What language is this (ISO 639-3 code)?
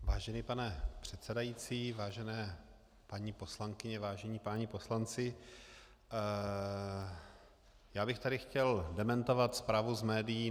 ces